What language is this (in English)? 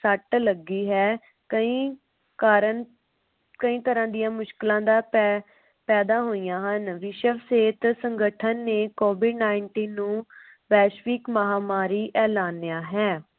Punjabi